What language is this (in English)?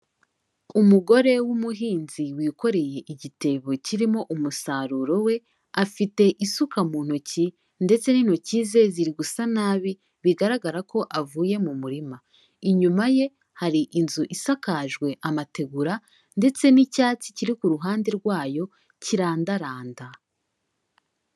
Kinyarwanda